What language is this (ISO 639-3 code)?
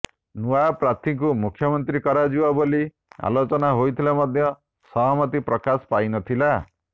ori